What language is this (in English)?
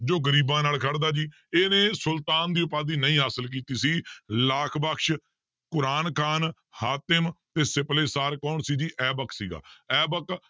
Punjabi